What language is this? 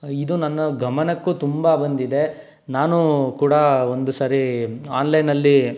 Kannada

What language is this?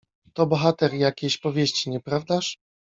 Polish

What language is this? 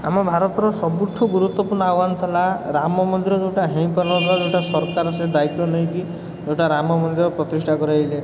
Odia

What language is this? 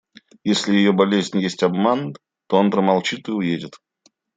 Russian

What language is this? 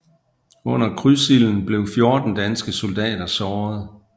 Danish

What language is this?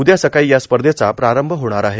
Marathi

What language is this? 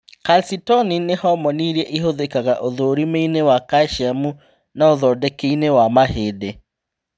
Kikuyu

